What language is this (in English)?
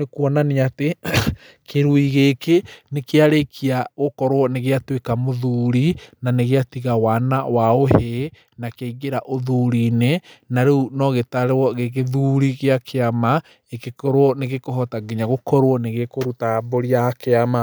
Kikuyu